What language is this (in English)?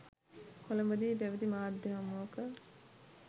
Sinhala